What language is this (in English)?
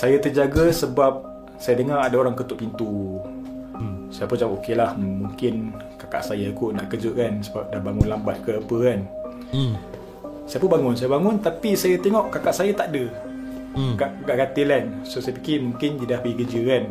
Malay